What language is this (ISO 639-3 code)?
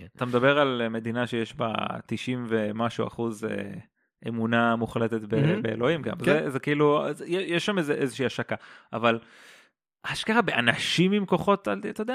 heb